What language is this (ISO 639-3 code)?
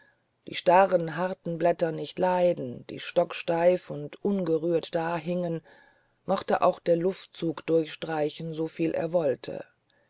deu